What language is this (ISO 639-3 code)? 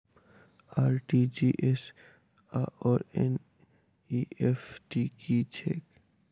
mai